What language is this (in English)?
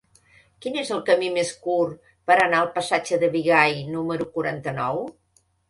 Catalan